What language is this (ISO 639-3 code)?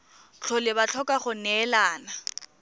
tsn